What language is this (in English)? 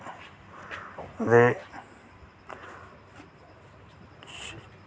Dogri